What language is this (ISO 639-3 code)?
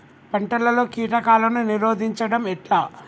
tel